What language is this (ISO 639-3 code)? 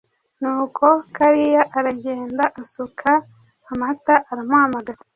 kin